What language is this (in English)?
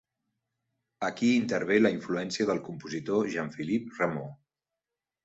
Catalan